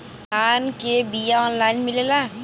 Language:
Bhojpuri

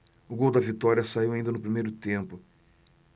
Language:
Portuguese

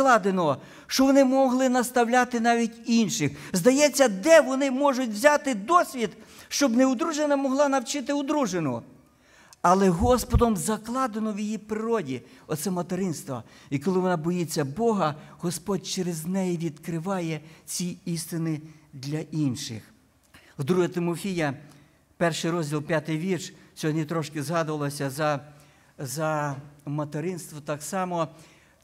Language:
Ukrainian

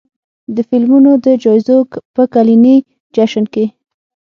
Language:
Pashto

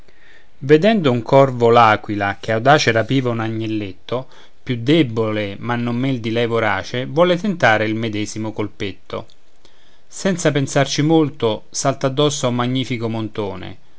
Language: Italian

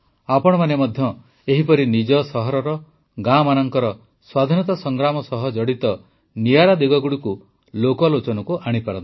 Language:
Odia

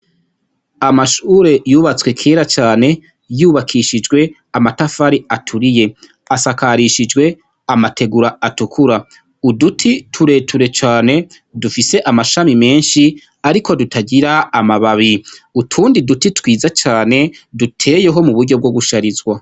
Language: Rundi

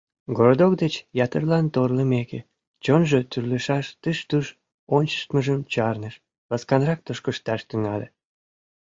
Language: Mari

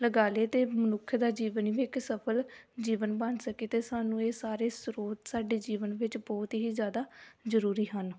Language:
Punjabi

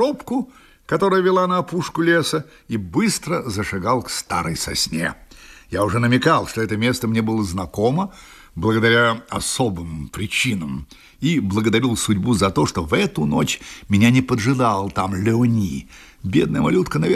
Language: Russian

